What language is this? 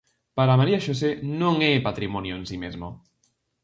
Galician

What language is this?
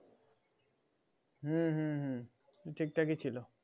Bangla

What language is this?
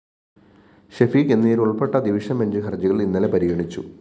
Malayalam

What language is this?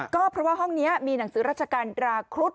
Thai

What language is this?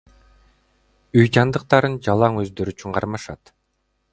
Kyrgyz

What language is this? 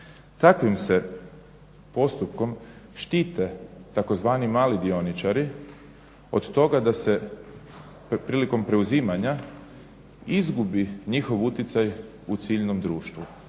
Croatian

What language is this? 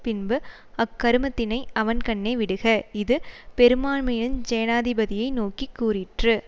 Tamil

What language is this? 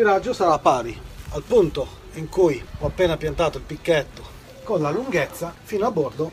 Italian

